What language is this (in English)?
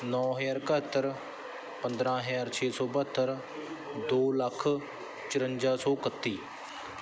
Punjabi